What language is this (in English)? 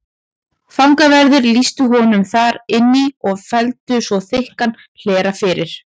Icelandic